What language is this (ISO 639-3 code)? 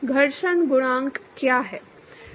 hin